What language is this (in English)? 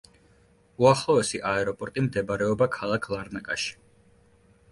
Georgian